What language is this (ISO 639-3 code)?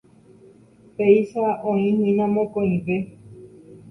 grn